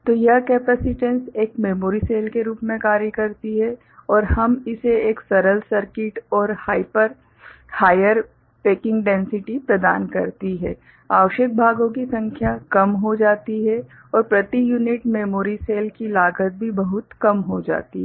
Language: Hindi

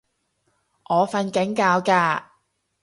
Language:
Cantonese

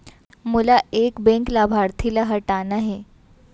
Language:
Chhattisgarhi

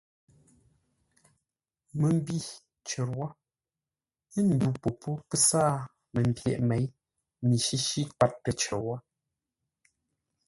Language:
Ngombale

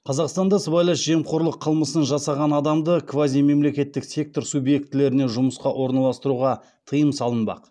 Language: Kazakh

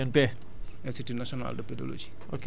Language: Wolof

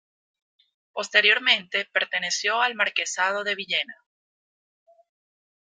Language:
Spanish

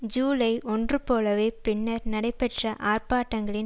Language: Tamil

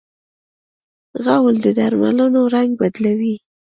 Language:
Pashto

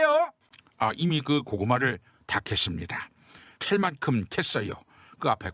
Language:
Korean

